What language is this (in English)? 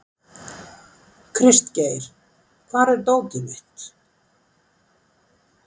Icelandic